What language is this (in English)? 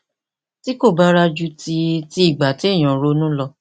Yoruba